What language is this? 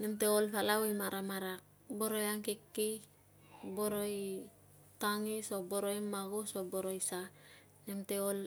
Tungag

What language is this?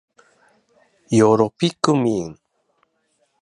Japanese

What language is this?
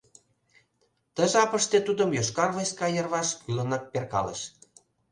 Mari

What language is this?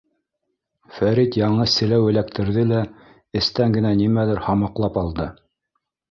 Bashkir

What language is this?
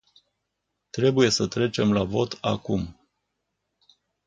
Romanian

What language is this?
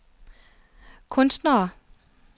Danish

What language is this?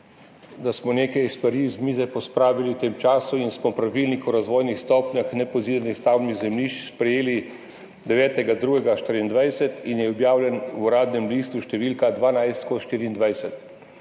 Slovenian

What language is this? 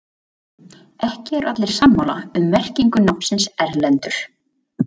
Icelandic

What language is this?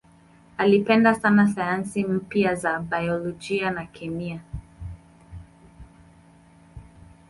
Swahili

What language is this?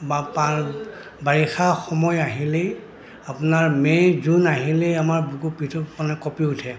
Assamese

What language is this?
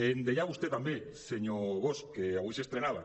Catalan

